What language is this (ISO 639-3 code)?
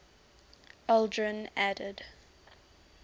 eng